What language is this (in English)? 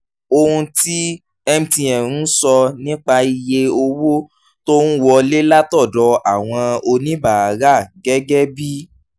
Yoruba